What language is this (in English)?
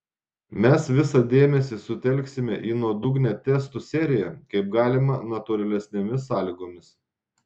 Lithuanian